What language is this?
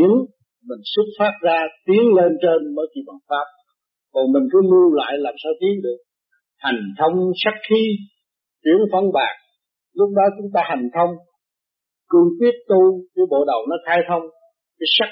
Vietnamese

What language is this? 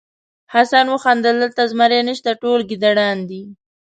Pashto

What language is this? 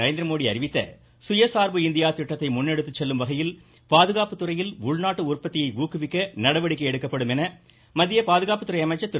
Tamil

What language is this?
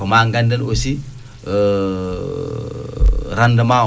Fula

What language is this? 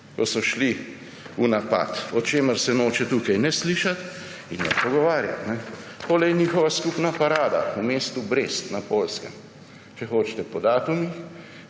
Slovenian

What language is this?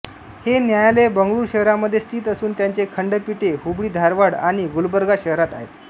Marathi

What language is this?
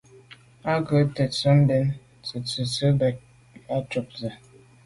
Medumba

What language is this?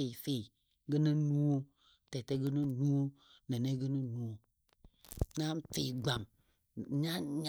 Dadiya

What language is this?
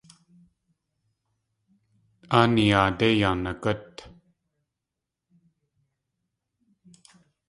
Tlingit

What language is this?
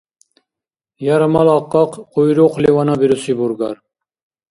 Dargwa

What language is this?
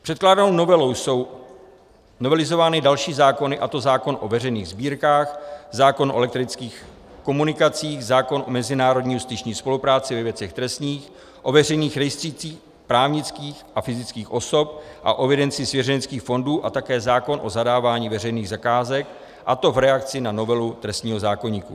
Czech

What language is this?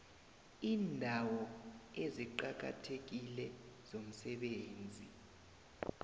South Ndebele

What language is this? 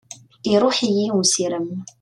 Kabyle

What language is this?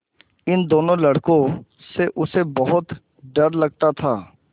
Hindi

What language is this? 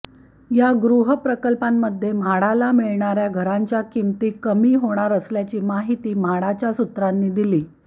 Marathi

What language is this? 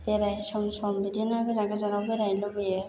Bodo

